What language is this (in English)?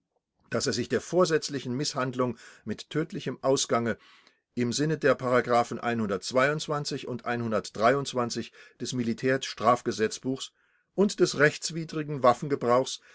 German